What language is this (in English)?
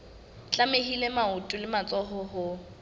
Southern Sotho